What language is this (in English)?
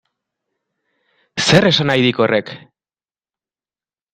Basque